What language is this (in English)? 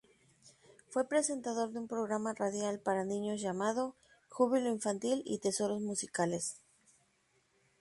Spanish